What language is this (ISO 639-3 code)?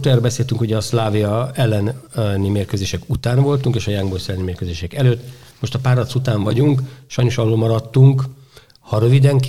hun